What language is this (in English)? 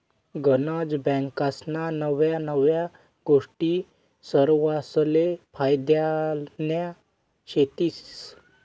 Marathi